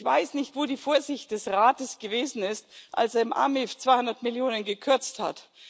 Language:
German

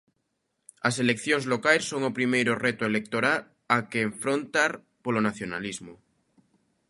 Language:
Galician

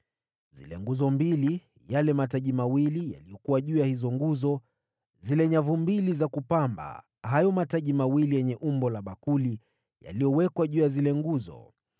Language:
Swahili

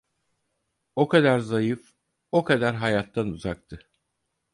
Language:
Turkish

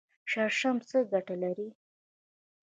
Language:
Pashto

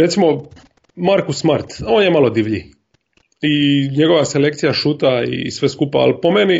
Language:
Croatian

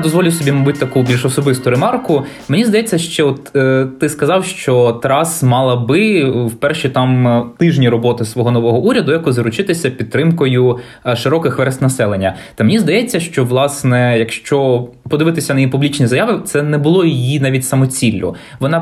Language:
Ukrainian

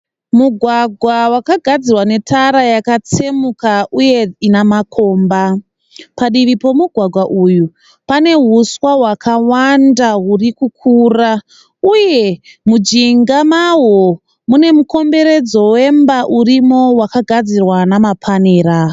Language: Shona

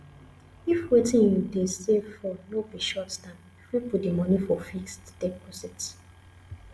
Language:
Nigerian Pidgin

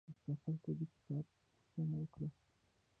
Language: Pashto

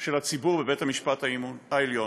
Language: Hebrew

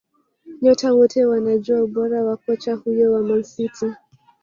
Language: Swahili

